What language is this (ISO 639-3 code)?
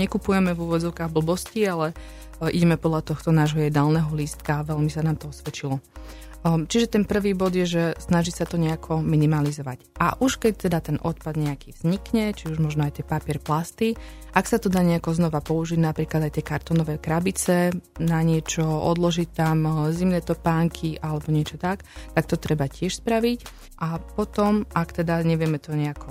slk